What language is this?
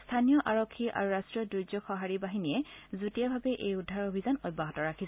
Assamese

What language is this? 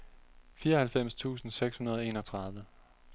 Danish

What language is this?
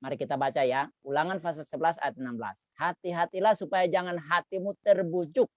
Indonesian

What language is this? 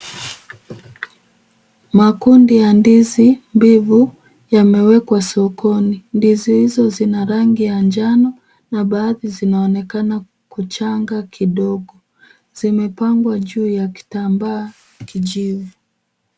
Swahili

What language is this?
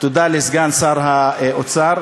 Hebrew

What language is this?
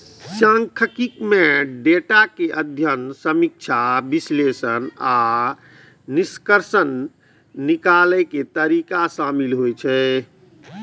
Maithili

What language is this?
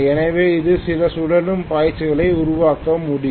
Tamil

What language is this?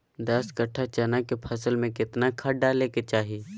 Magahi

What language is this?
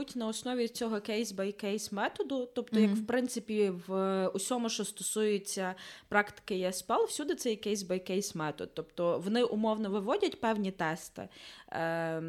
Ukrainian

